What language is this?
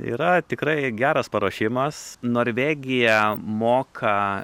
Lithuanian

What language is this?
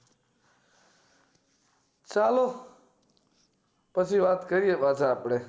Gujarati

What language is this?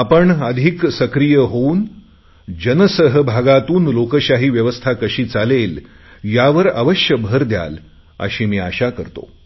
Marathi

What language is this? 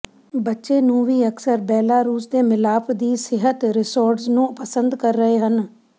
Punjabi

